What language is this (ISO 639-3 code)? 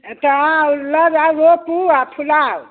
mai